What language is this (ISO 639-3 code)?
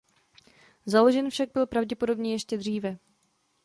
ces